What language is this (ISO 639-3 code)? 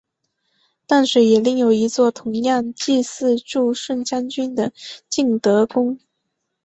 zho